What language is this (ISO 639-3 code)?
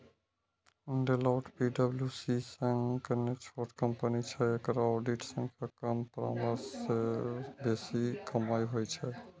mai